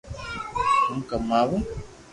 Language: Loarki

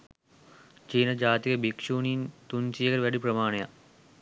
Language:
Sinhala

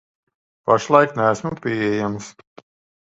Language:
Latvian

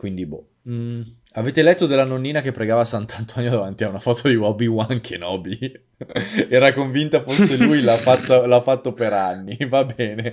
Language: Italian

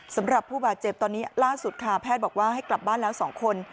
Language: Thai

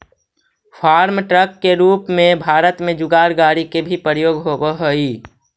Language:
Magahi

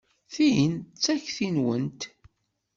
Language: Kabyle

